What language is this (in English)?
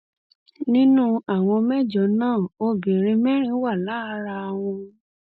Yoruba